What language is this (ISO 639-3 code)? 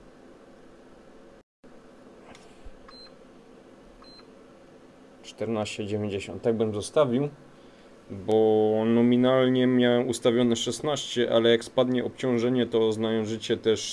pol